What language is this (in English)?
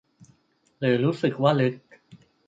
Thai